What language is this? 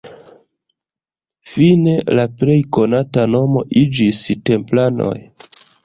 Esperanto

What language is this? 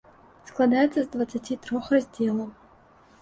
Belarusian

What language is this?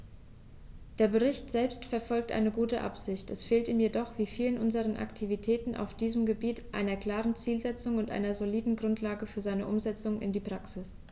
German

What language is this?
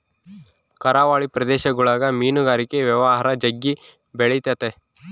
Kannada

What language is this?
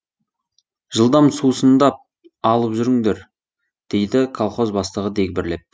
Kazakh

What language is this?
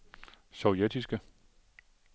Danish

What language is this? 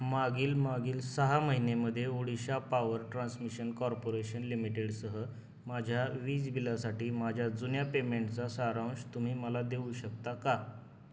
Marathi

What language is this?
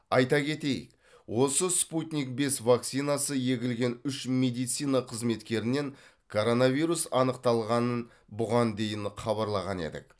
Kazakh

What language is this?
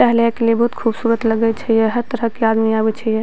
Maithili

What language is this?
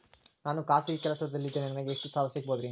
Kannada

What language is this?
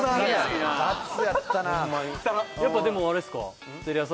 Japanese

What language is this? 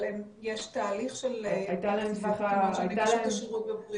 Hebrew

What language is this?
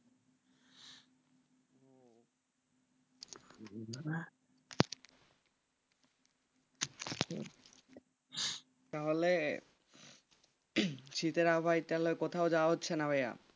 Bangla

